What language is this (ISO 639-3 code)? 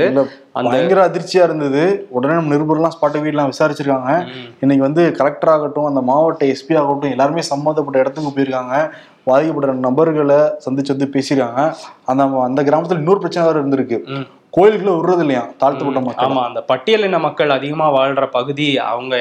tam